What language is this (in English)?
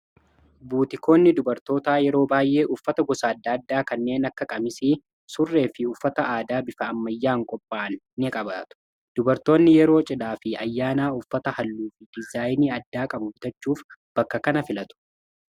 Oromo